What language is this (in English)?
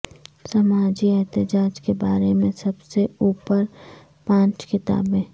Urdu